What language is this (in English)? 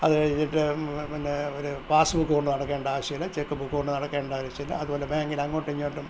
Malayalam